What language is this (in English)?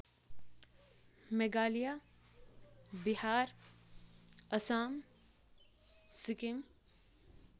Kashmiri